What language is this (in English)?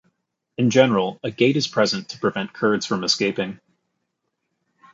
English